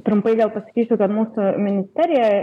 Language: Lithuanian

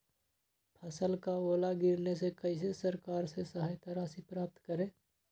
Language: Magahi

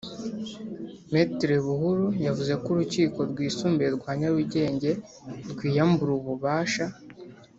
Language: Kinyarwanda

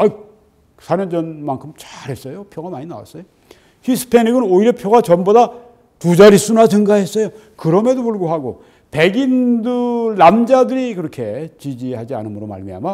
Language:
Korean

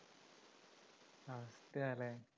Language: Malayalam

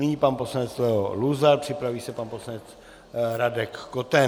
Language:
Czech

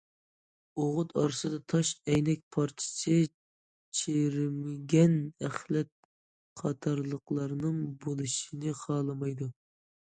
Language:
Uyghur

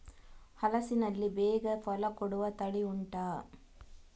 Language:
Kannada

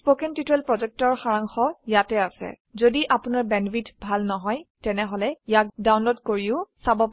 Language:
Assamese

